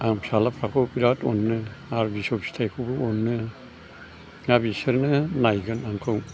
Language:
Bodo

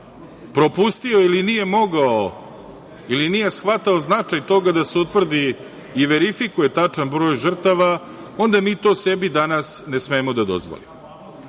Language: Serbian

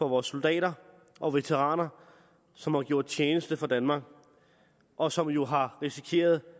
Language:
Danish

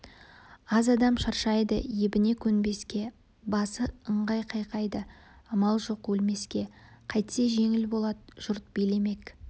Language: Kazakh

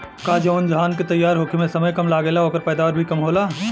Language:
Bhojpuri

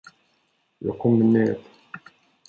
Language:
Swedish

